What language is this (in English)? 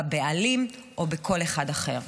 Hebrew